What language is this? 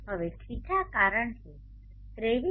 Gujarati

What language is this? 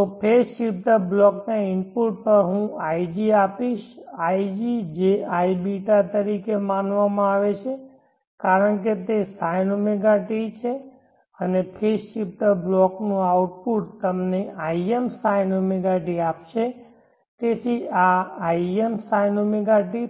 Gujarati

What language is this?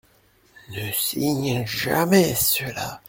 French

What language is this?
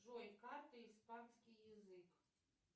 Russian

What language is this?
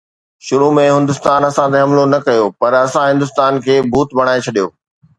Sindhi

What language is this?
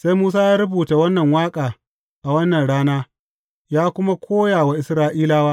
Hausa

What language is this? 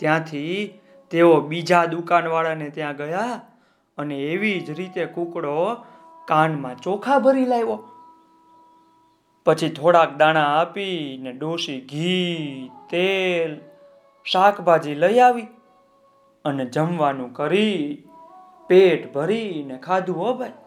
Gujarati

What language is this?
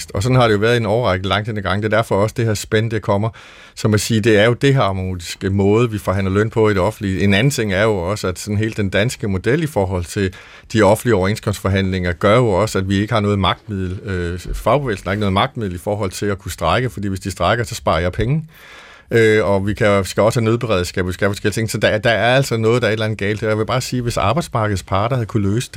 Danish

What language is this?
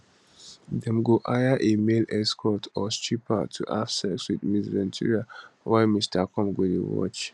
Nigerian Pidgin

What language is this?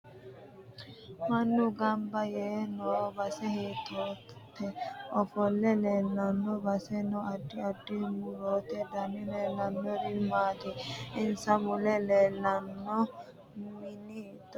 Sidamo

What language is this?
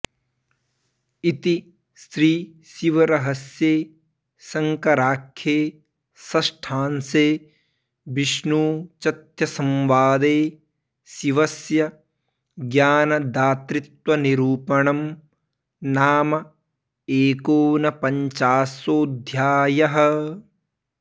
Sanskrit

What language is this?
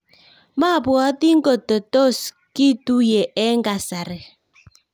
Kalenjin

